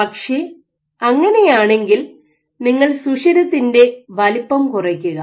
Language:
Malayalam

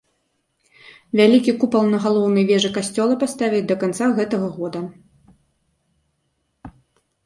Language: Belarusian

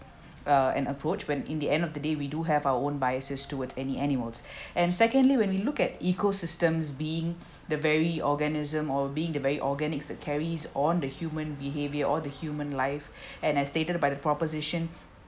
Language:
English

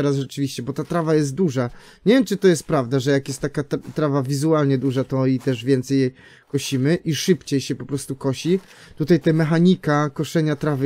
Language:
Polish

